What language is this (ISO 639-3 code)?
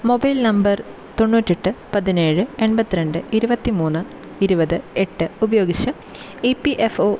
mal